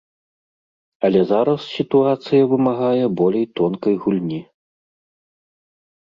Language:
Belarusian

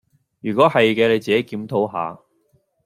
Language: Cantonese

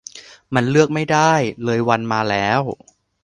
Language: Thai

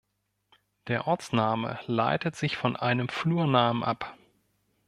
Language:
German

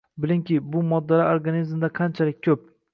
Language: Uzbek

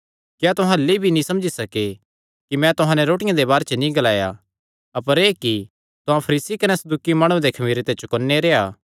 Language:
Kangri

